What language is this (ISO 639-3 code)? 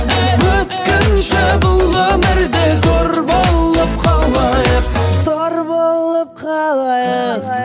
kaz